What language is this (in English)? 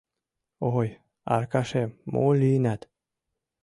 Mari